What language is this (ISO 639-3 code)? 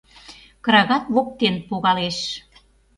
chm